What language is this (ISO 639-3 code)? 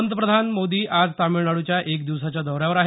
mar